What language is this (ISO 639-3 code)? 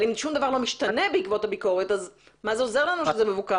heb